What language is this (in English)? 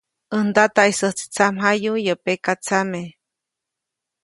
Copainalá Zoque